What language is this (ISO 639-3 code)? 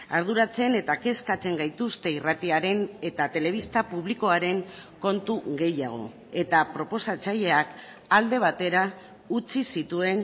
eus